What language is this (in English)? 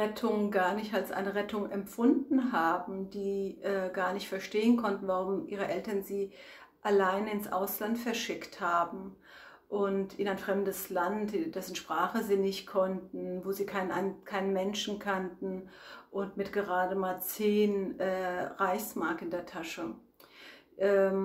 German